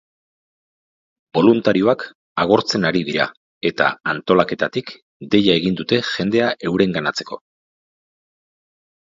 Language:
Basque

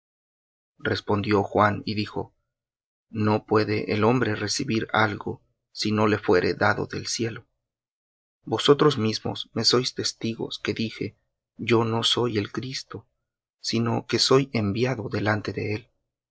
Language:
Spanish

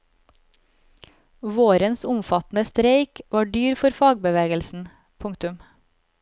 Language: Norwegian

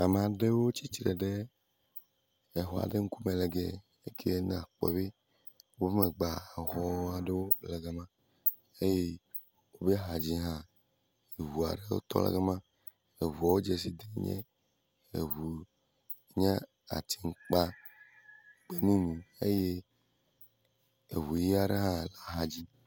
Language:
Ewe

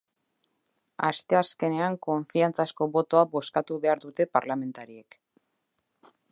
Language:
Basque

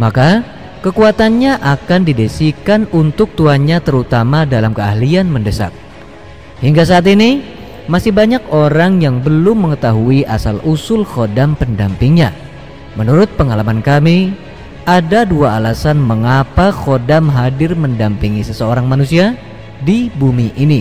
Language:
Indonesian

